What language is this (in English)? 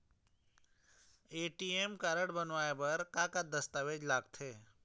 Chhattisgarhi